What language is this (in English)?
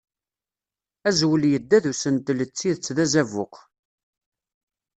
Kabyle